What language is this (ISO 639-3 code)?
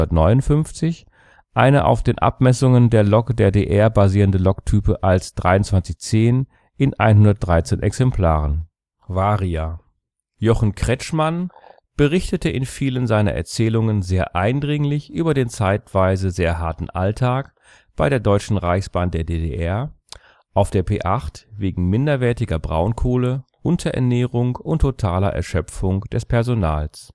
deu